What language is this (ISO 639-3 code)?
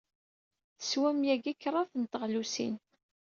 kab